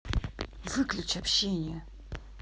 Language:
Russian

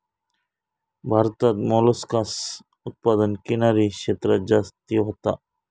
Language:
Marathi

